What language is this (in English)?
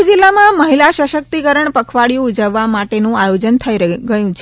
Gujarati